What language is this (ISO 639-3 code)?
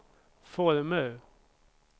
swe